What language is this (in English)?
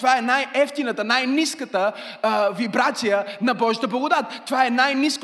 Bulgarian